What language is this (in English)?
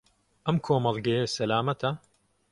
Central Kurdish